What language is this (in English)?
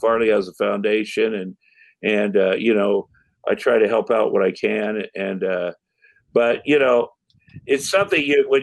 English